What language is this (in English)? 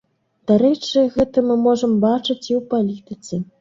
Belarusian